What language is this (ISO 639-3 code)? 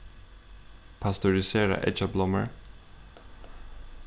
fao